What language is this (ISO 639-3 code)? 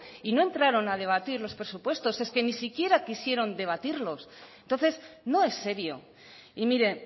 spa